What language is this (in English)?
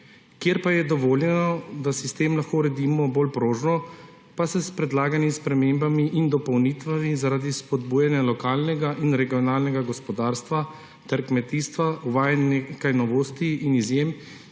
Slovenian